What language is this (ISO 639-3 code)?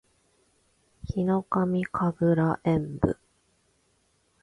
jpn